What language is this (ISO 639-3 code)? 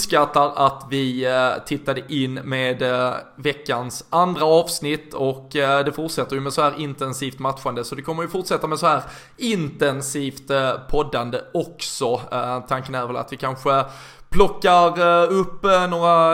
swe